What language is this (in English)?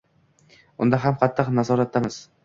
Uzbek